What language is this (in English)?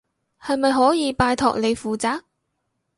Cantonese